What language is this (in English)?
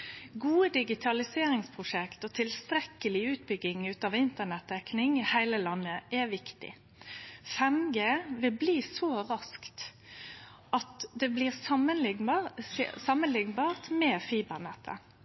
Norwegian Nynorsk